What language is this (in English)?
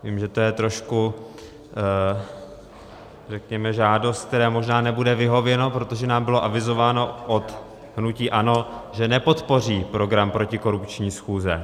Czech